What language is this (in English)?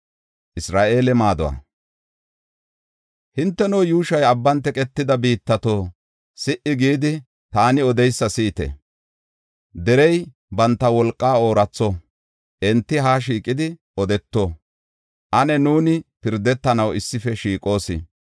Gofa